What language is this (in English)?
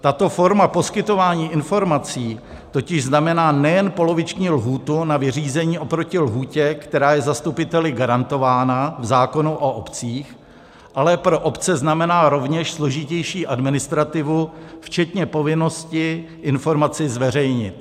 Czech